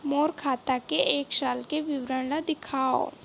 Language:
Chhattisgarhi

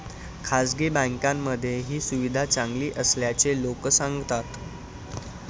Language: Marathi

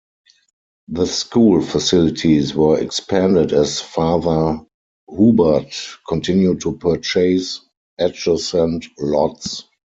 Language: English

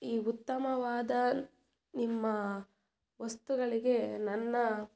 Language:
Kannada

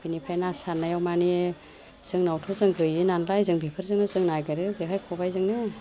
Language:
Bodo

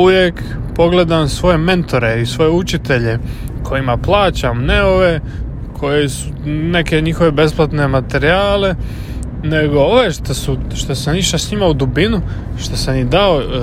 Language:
Croatian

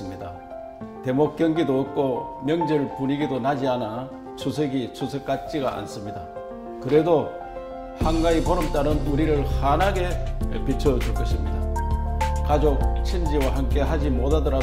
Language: Korean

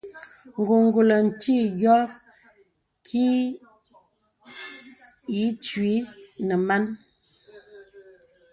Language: Bebele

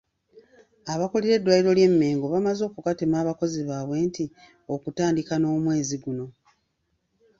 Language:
Ganda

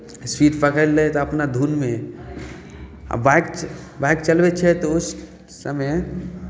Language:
Maithili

